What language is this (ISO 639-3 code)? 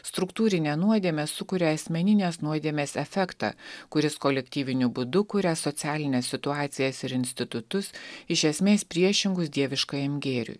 lit